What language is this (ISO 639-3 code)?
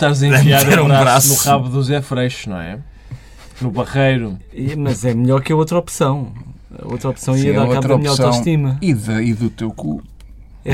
por